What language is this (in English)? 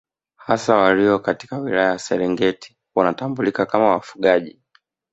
Swahili